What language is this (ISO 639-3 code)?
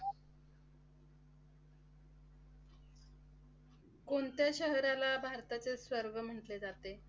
mar